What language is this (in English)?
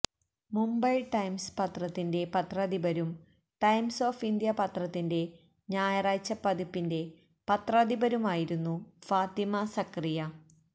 Malayalam